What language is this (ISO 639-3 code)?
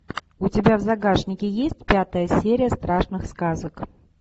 rus